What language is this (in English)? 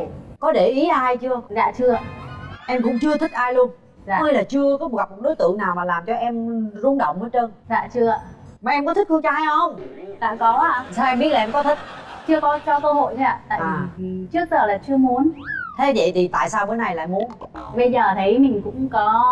Vietnamese